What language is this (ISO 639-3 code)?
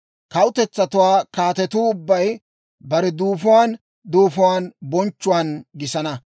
dwr